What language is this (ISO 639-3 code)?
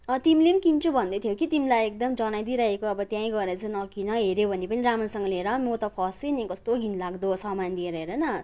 nep